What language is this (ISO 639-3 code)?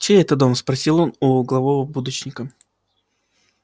rus